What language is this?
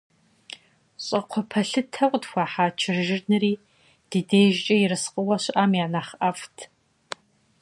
Kabardian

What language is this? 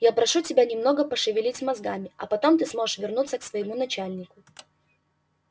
Russian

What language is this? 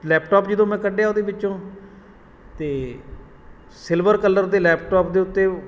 Punjabi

